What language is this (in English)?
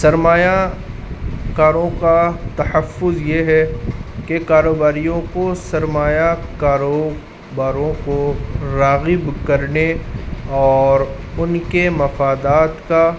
Urdu